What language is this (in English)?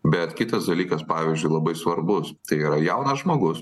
Lithuanian